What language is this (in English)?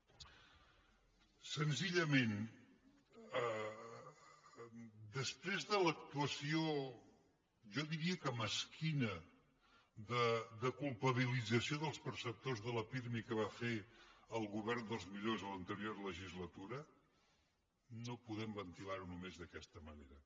Catalan